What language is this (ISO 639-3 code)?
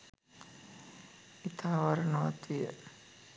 sin